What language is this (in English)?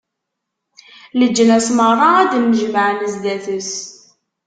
Kabyle